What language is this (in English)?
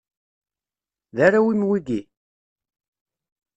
Kabyle